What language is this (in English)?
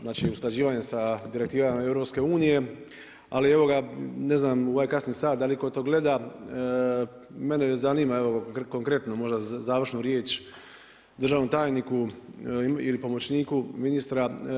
Croatian